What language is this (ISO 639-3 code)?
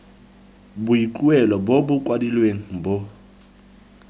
tsn